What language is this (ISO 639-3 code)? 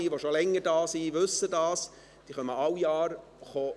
gsw